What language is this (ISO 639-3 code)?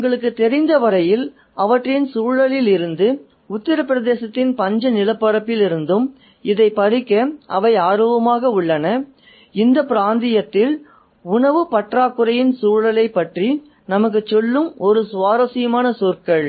tam